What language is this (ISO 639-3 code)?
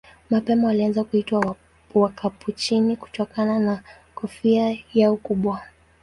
swa